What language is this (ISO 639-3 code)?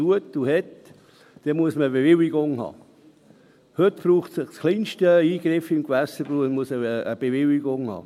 gsw